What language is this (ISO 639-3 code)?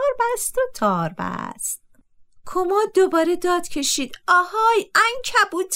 fas